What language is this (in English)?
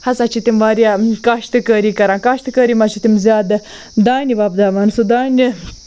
Kashmiri